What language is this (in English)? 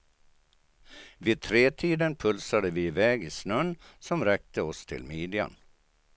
Swedish